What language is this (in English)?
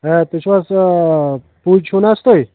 Kashmiri